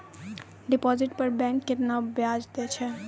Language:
Maithili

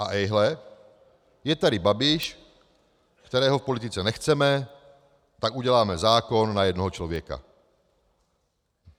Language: Czech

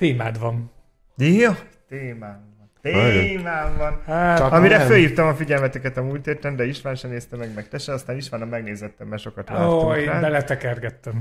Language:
Hungarian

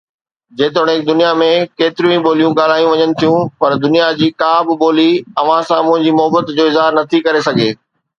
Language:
Sindhi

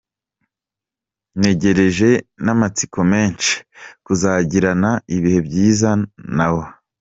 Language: Kinyarwanda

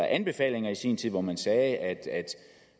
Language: Danish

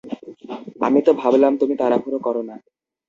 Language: Bangla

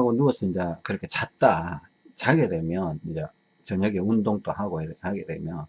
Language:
Korean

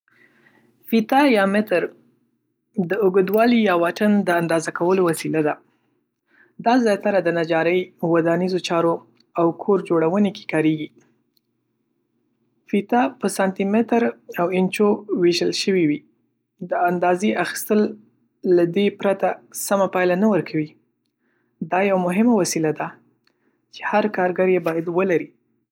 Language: Pashto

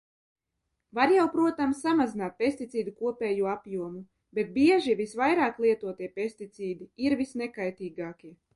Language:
Latvian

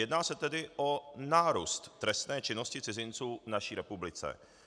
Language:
Czech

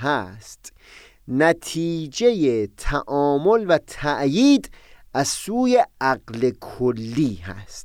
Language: Persian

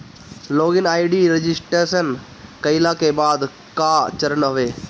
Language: Bhojpuri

